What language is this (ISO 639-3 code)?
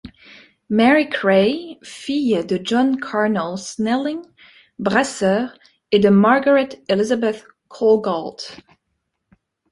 fra